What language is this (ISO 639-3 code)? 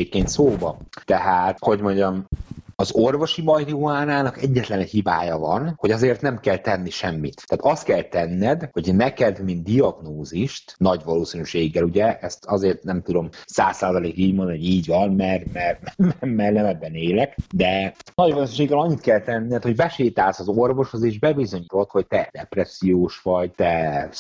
hun